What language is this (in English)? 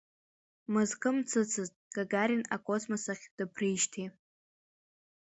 Abkhazian